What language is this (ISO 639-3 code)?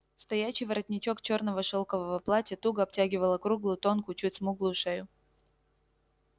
rus